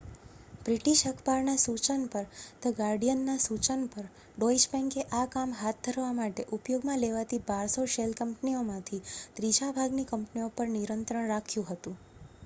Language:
Gujarati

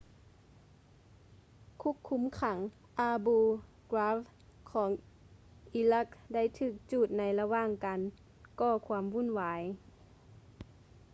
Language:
Lao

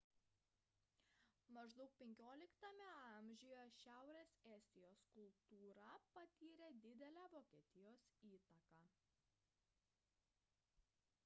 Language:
Lithuanian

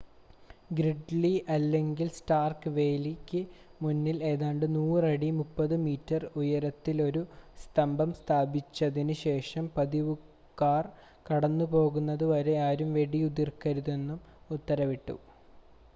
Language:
Malayalam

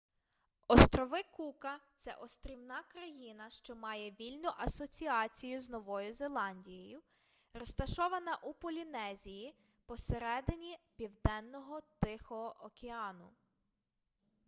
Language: Ukrainian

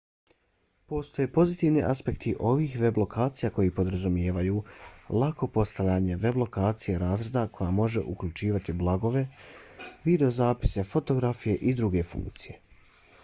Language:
Bosnian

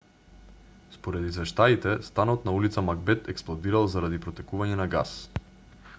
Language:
Macedonian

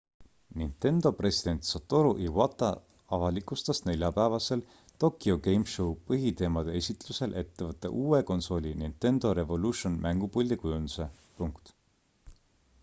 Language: Estonian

